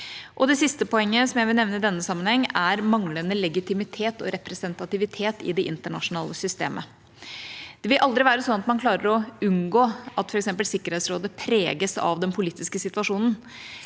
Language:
Norwegian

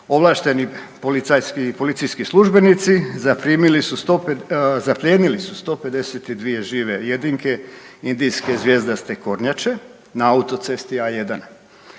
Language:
Croatian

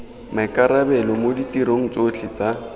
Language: Tswana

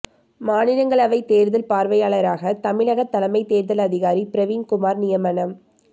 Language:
Tamil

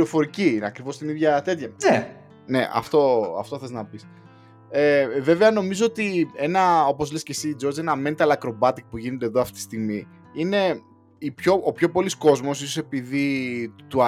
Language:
Greek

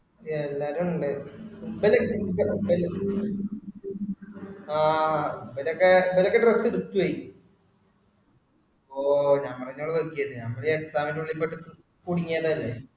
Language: Malayalam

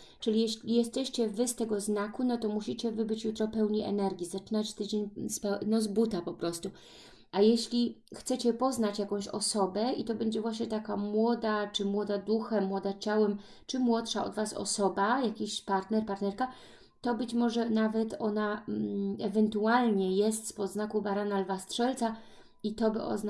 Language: Polish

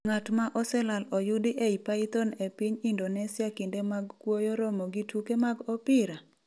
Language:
Luo (Kenya and Tanzania)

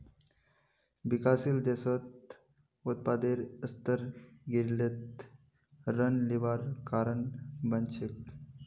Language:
Magahi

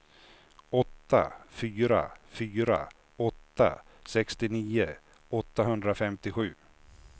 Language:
Swedish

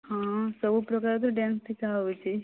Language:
Odia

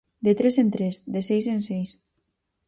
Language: Galician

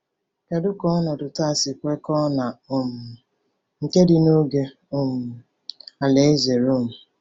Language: Igbo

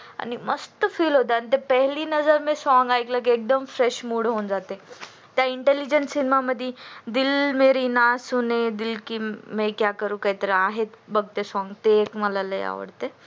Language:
Marathi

